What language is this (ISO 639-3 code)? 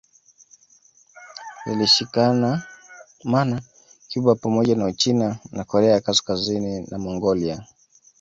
swa